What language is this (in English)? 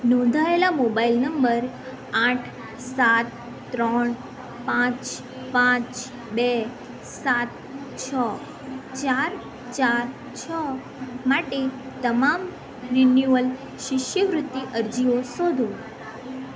Gujarati